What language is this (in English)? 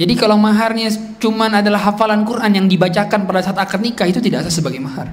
Indonesian